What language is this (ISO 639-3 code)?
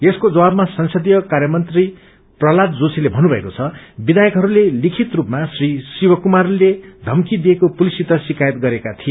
nep